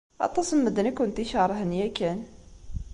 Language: Kabyle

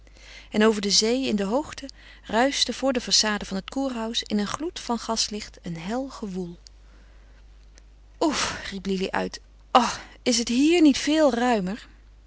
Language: Dutch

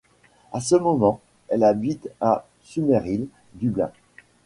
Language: French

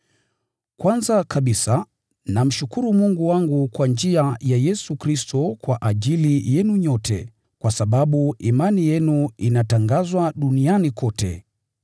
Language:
Swahili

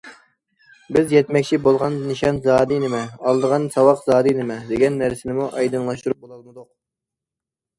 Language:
Uyghur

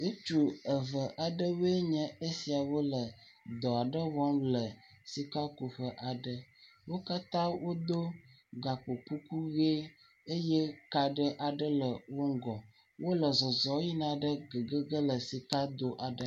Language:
Ewe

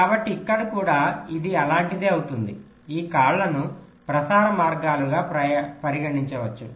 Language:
Telugu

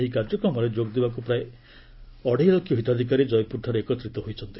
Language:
Odia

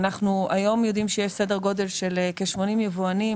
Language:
Hebrew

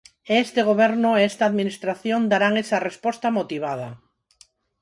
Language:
Galician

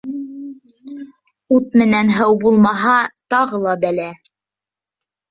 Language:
Bashkir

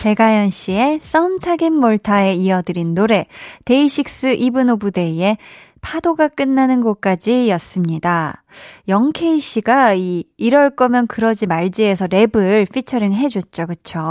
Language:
Korean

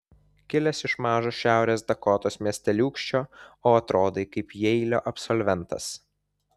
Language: Lithuanian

